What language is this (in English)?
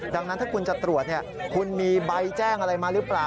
Thai